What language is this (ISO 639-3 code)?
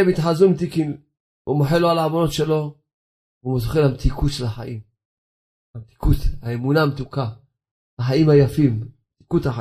heb